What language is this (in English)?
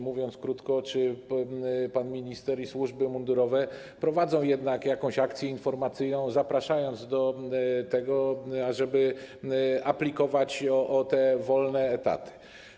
Polish